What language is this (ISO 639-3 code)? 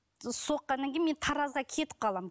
kaz